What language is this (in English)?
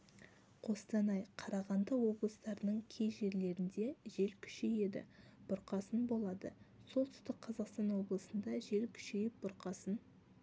Kazakh